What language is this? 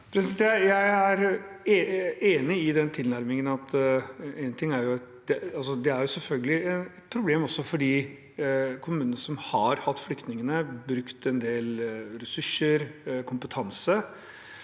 Norwegian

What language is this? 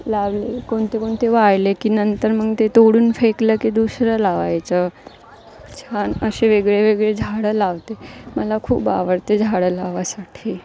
Marathi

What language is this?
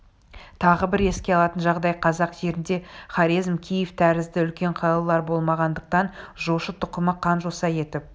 Kazakh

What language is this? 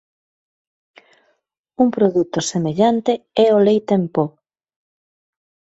Galician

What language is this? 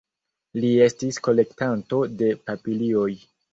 Esperanto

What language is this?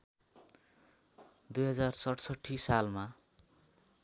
Nepali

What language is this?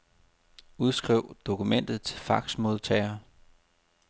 Danish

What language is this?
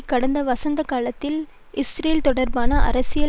Tamil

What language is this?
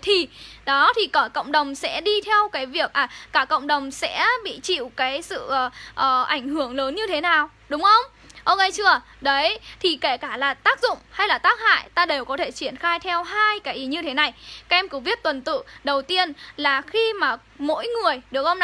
Vietnamese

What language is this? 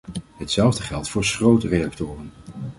Dutch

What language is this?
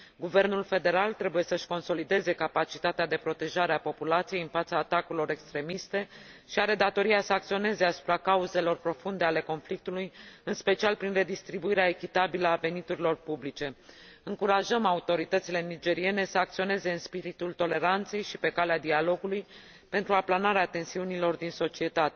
Romanian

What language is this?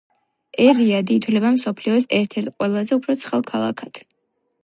Georgian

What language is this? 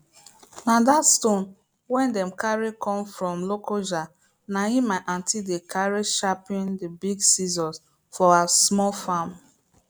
Nigerian Pidgin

